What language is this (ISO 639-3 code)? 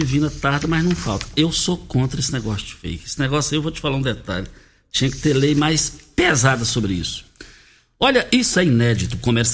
por